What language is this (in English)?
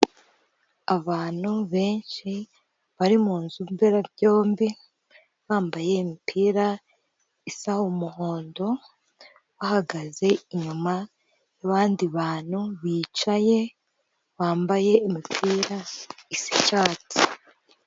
Kinyarwanda